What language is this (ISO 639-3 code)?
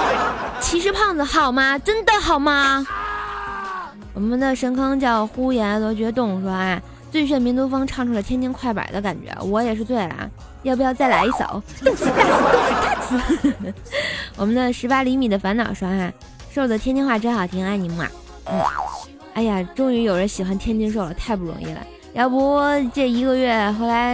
zho